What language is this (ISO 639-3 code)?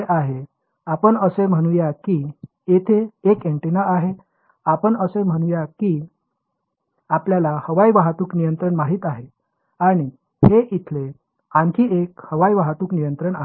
mar